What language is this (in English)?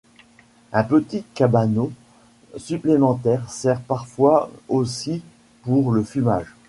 French